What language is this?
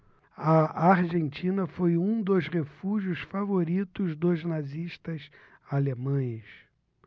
Portuguese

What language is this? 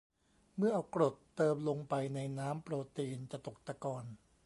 Thai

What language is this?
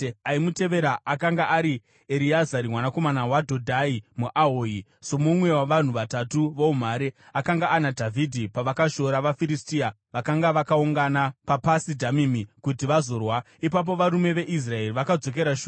Shona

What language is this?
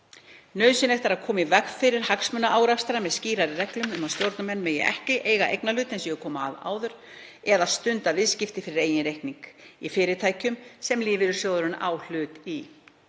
Icelandic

